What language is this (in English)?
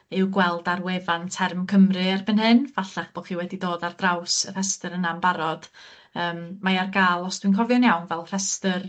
Welsh